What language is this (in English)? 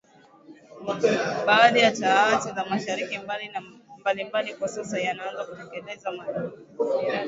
Swahili